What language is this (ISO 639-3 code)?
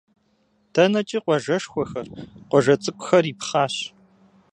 kbd